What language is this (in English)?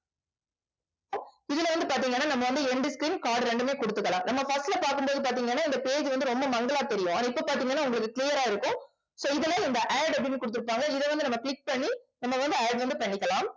Tamil